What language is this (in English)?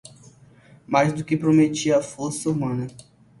Portuguese